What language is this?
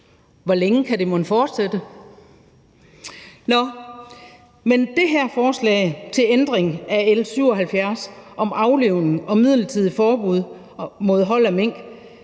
Danish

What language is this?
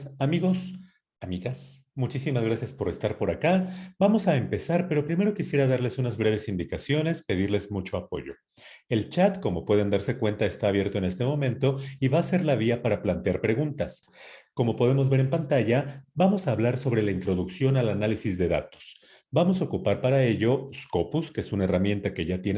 Spanish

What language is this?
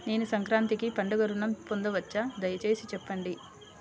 Telugu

